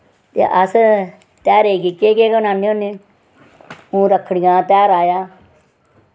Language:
Dogri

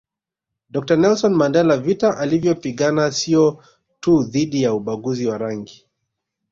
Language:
Swahili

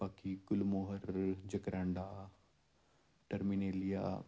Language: Punjabi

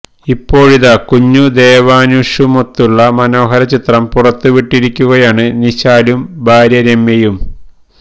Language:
Malayalam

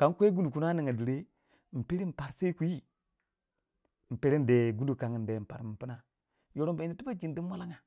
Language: Waja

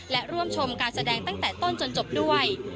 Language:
Thai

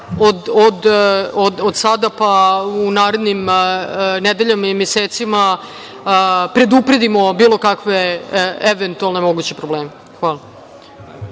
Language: Serbian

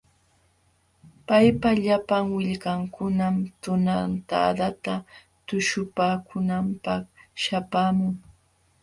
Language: Jauja Wanca Quechua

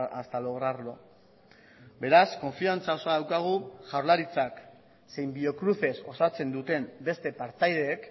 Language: Basque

